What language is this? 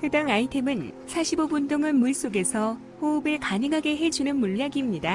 Korean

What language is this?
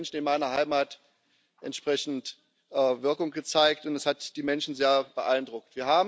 German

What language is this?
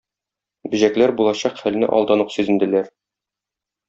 Tatar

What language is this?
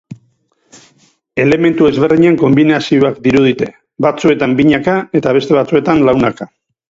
Basque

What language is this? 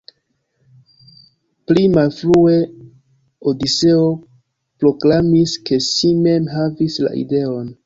Esperanto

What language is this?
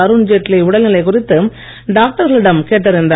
Tamil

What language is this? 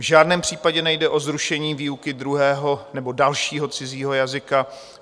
Czech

